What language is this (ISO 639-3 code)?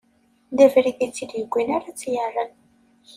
kab